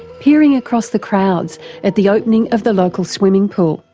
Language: English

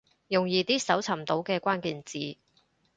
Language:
Cantonese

